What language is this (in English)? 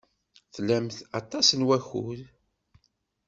Kabyle